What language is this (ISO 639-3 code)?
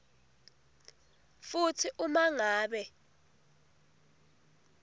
ssw